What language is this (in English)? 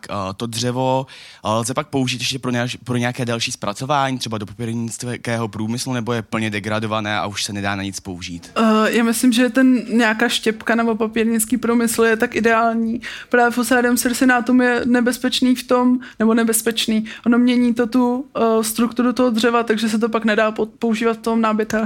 Czech